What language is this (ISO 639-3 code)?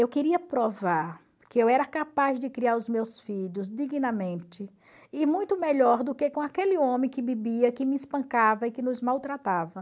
por